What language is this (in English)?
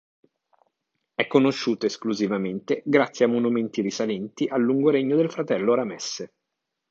Italian